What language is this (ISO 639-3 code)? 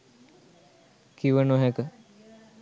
sin